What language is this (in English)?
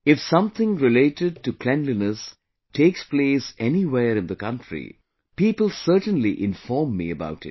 English